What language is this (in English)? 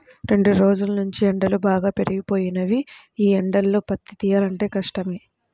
Telugu